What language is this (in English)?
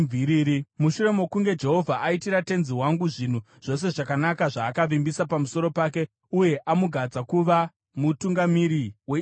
Shona